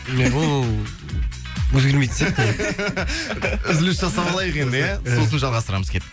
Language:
Kazakh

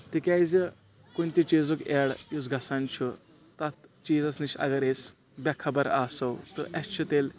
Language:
Kashmiri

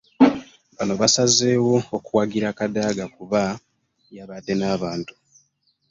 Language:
Ganda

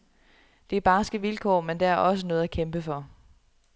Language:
Danish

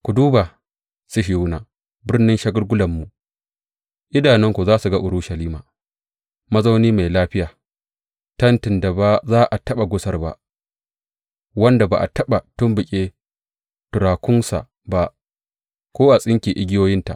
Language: Hausa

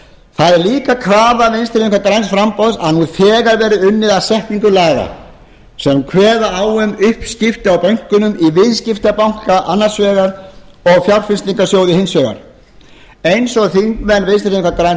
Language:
Icelandic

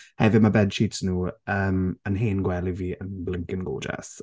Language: Welsh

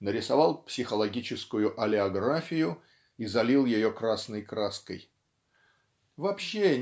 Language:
Russian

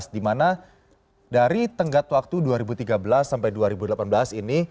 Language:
Indonesian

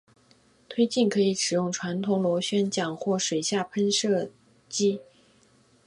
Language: Chinese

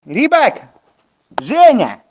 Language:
Russian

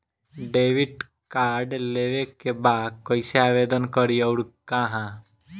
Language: Bhojpuri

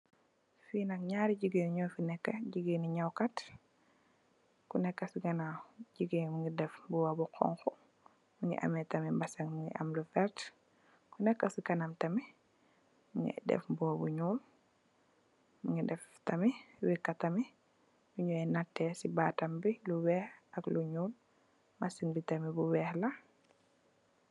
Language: Wolof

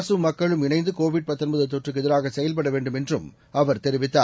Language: Tamil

